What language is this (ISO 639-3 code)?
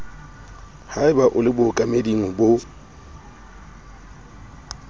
sot